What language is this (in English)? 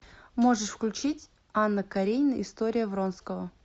Russian